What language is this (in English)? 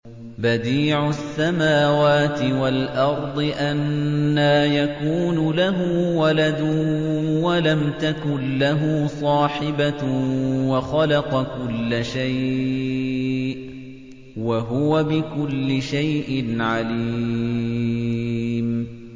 Arabic